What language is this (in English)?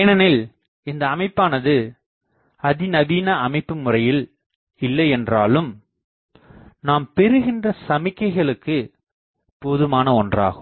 Tamil